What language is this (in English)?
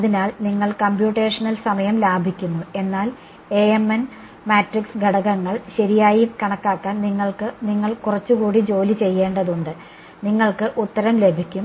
Malayalam